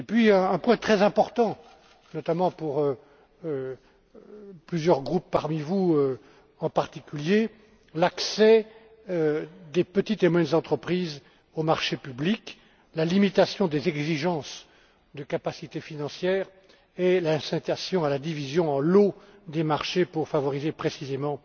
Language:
French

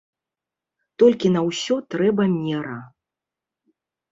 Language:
Belarusian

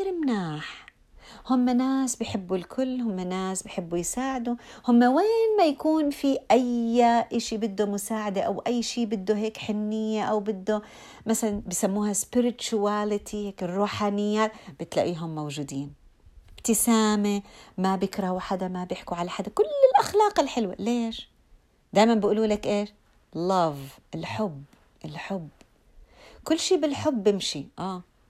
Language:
Arabic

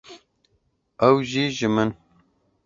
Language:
Kurdish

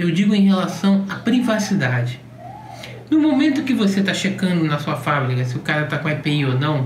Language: Portuguese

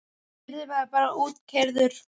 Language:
Icelandic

